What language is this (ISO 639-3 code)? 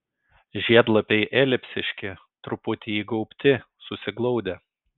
lit